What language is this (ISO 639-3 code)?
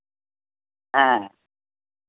sat